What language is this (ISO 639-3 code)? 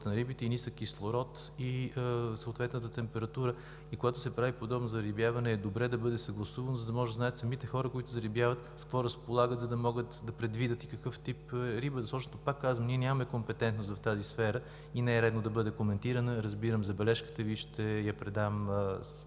bul